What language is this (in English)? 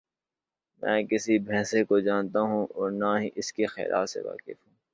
Urdu